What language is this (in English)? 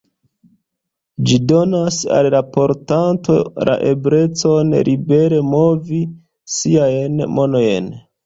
Esperanto